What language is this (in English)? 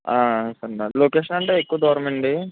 Telugu